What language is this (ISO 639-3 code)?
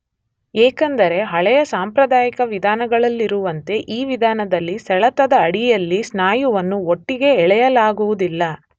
kan